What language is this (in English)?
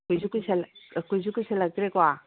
Manipuri